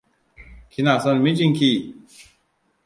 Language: Hausa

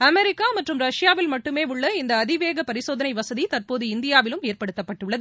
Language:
Tamil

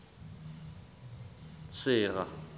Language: Southern Sotho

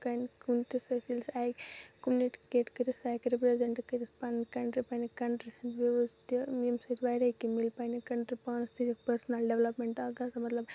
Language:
Kashmiri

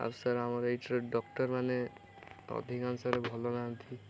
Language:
Odia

